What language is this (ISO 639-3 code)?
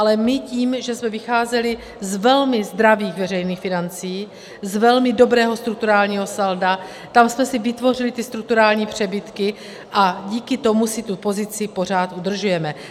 ces